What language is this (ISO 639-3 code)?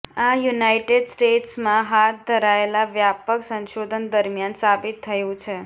guj